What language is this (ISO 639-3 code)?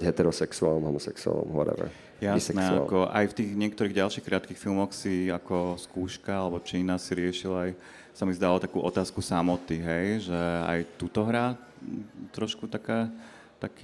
slk